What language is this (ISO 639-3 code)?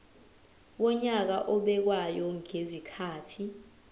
zul